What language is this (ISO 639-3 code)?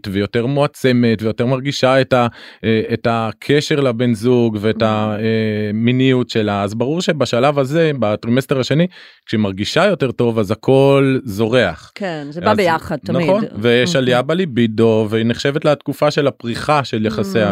heb